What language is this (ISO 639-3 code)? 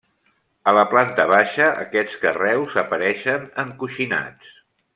cat